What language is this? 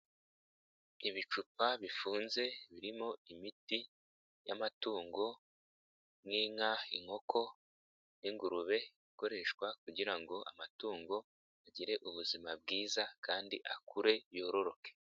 Kinyarwanda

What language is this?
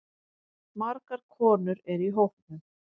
Icelandic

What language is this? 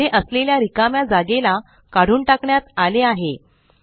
Marathi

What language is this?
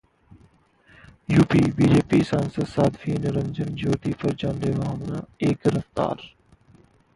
Hindi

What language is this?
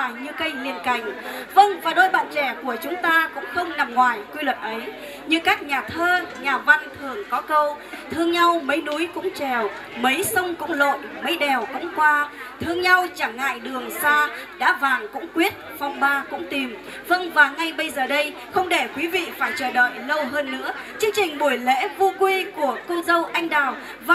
Vietnamese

